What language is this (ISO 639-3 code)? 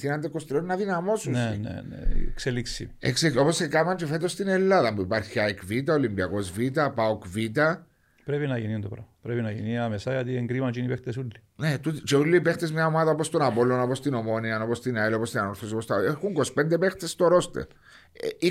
ell